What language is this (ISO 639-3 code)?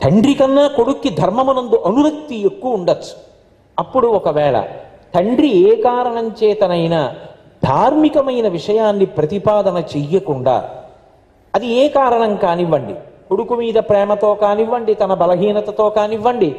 tel